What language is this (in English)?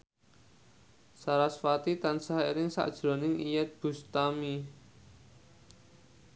Javanese